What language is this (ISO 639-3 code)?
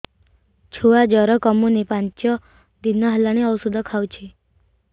ori